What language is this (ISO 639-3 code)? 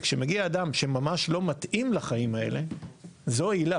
heb